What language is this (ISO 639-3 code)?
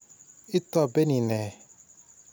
kln